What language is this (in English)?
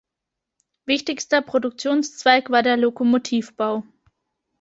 German